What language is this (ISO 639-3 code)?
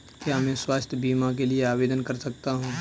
hin